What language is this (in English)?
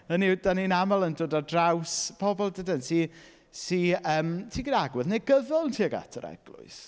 Welsh